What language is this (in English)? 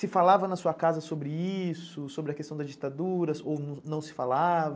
Portuguese